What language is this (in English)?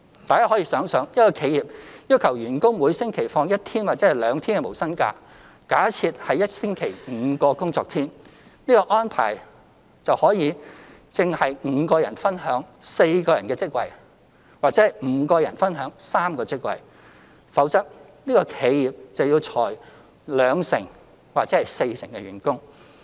Cantonese